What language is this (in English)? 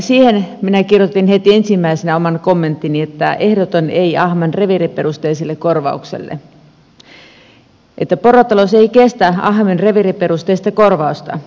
Finnish